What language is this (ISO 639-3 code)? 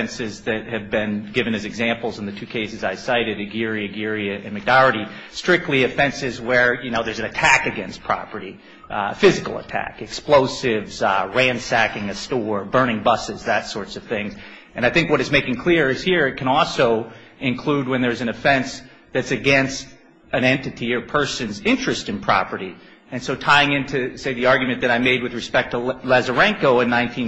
eng